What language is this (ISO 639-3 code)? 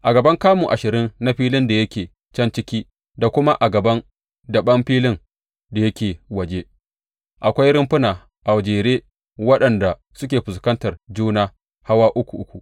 hau